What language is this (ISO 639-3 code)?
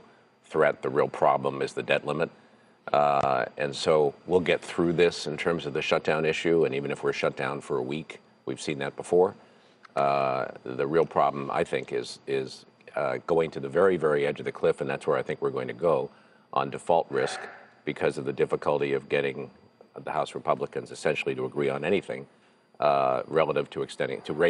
kor